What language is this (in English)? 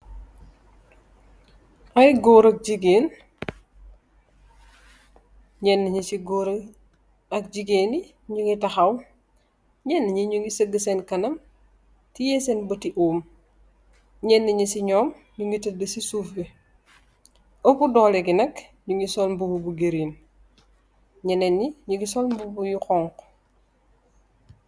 Wolof